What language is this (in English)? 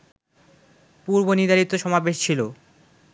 Bangla